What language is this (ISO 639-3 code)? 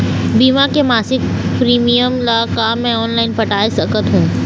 hne